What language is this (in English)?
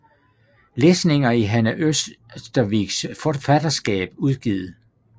Danish